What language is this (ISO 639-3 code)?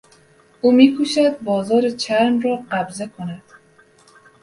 fas